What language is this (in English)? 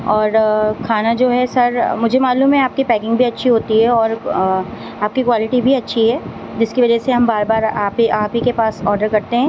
Urdu